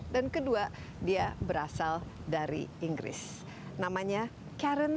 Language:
Indonesian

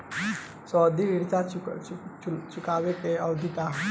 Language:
Bhojpuri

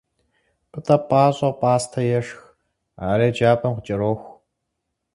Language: Kabardian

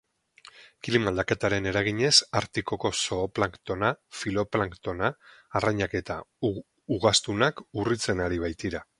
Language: Basque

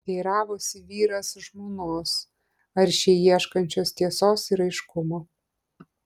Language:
Lithuanian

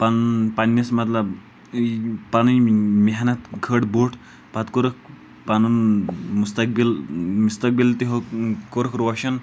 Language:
Kashmiri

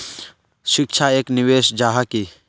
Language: Magahi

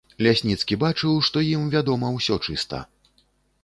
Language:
Belarusian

